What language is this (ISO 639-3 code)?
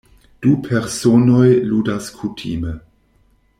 epo